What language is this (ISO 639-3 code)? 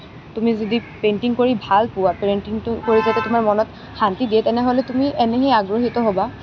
asm